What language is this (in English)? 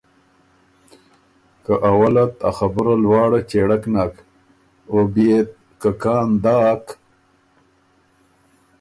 Ormuri